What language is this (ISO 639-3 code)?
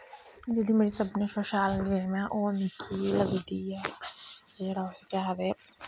doi